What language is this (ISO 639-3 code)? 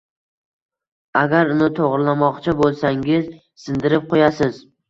uzb